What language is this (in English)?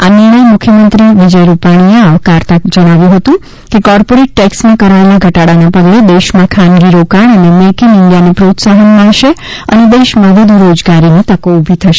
Gujarati